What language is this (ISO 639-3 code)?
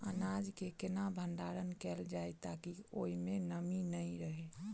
mai